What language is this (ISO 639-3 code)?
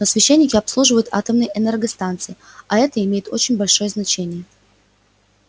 rus